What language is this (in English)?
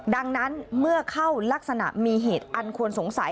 Thai